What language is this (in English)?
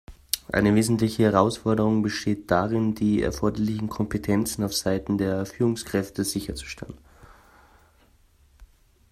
German